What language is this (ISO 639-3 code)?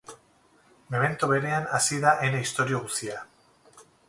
eus